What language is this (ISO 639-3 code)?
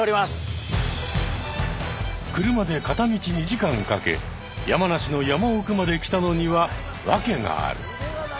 jpn